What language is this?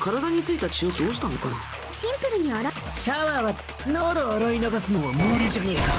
Japanese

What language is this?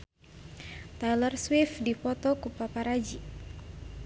Sundanese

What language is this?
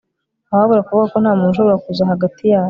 Kinyarwanda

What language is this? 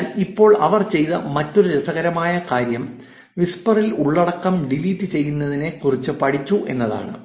Malayalam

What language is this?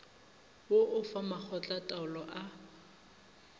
Northern Sotho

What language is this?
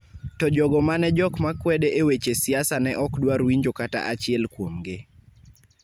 Luo (Kenya and Tanzania)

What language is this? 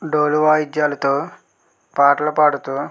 Telugu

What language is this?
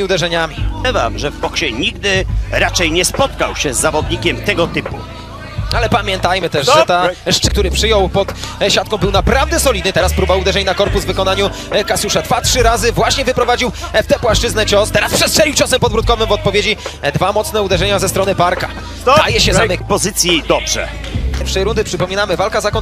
Polish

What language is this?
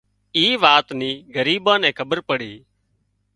Wadiyara Koli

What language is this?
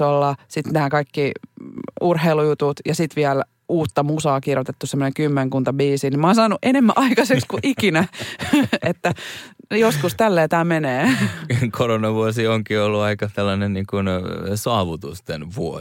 Finnish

